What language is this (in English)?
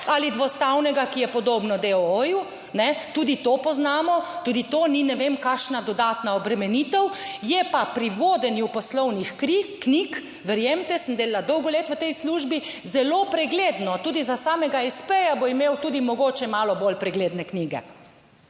Slovenian